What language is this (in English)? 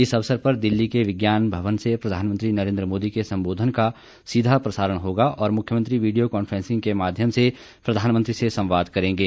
Hindi